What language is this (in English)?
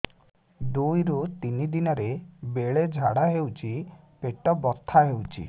Odia